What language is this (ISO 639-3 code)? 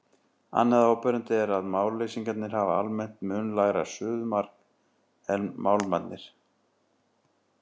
isl